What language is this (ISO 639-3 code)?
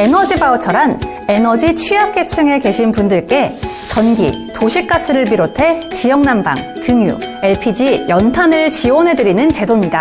kor